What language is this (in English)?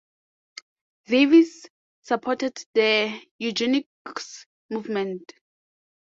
English